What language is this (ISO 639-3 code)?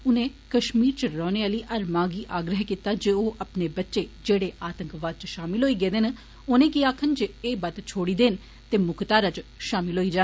doi